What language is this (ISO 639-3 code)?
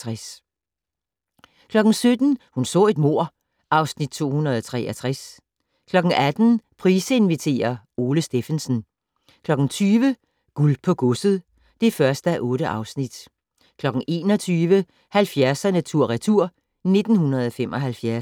dan